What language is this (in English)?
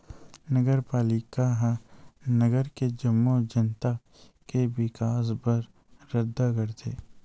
Chhattisgarhi